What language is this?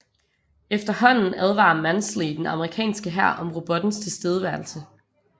Danish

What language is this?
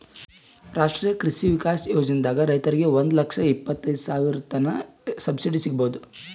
Kannada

